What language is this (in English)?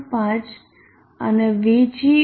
Gujarati